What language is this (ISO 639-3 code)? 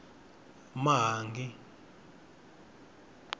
tso